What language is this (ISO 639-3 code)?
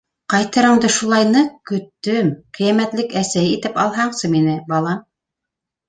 bak